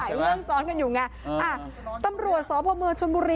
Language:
Thai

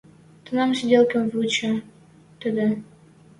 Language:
Western Mari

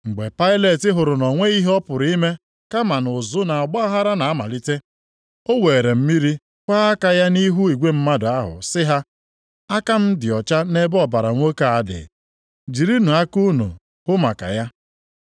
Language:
Igbo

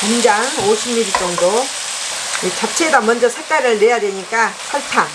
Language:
Korean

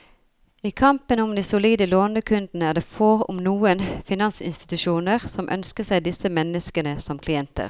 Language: Norwegian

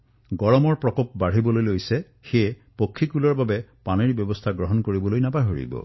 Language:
Assamese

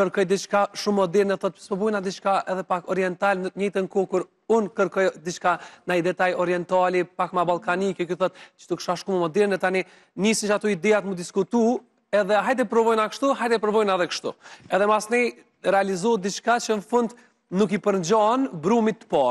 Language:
Romanian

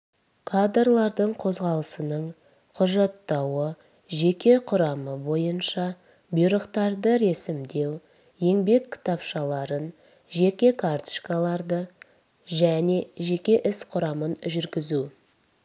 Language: Kazakh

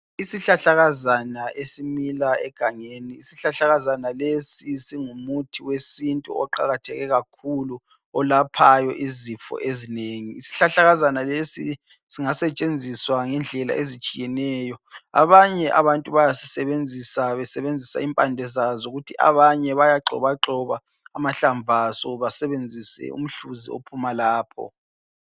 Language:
North Ndebele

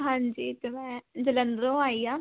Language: Punjabi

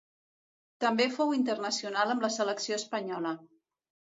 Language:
Catalan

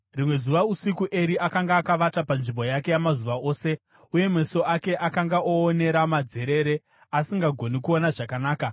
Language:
Shona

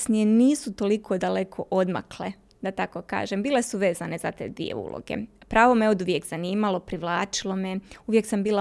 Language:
Croatian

